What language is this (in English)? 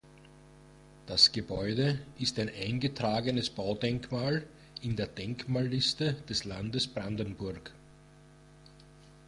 German